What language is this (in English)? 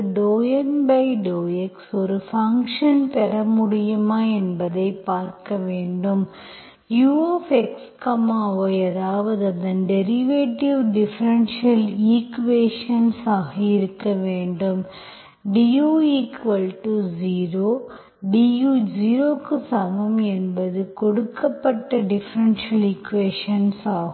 Tamil